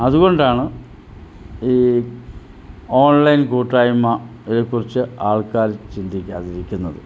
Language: Malayalam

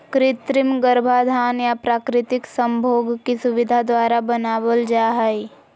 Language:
Magahi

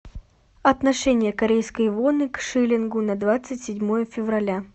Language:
Russian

